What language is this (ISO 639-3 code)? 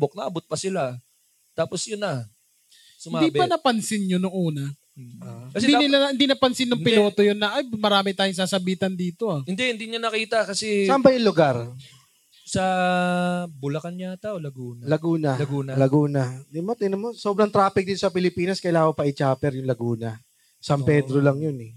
fil